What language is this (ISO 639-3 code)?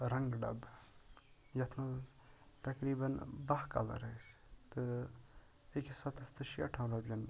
kas